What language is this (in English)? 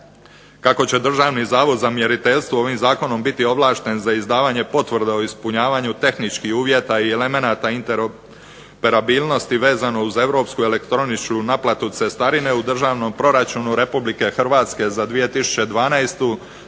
Croatian